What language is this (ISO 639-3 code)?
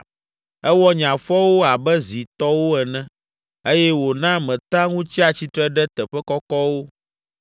ewe